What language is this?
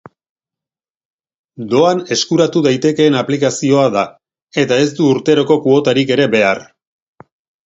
Basque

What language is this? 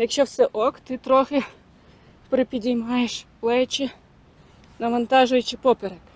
Ukrainian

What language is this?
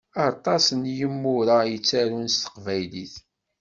Kabyle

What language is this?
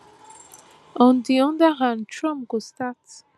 Nigerian Pidgin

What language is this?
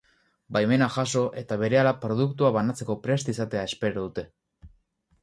Basque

